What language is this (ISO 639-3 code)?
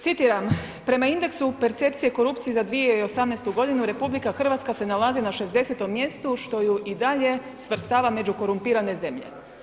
hrv